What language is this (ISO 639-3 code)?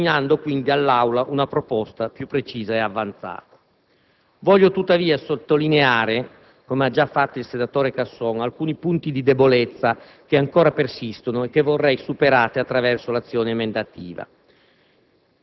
ita